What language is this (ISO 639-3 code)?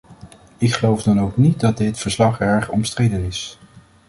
nld